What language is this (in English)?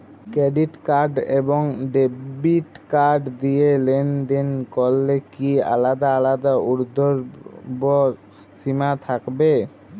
Bangla